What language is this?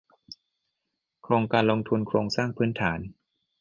Thai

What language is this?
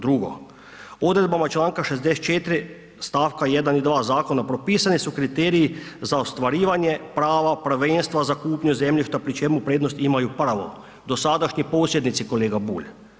Croatian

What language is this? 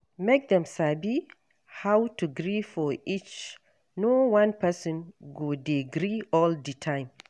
Nigerian Pidgin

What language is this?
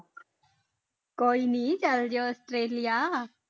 Punjabi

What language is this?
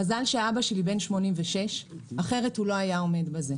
Hebrew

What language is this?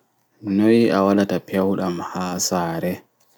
Fula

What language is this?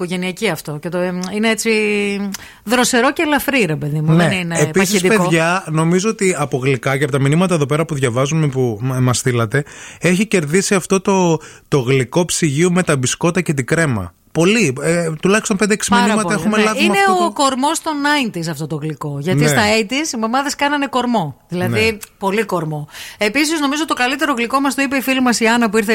Greek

